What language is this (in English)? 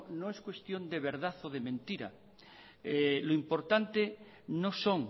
Spanish